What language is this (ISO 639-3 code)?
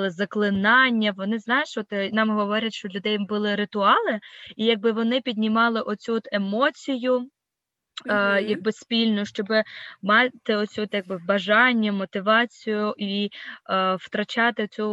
ukr